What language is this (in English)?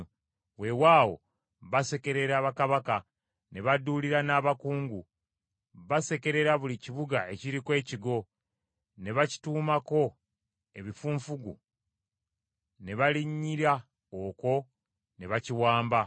Ganda